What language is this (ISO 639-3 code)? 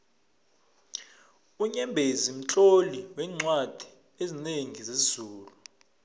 nbl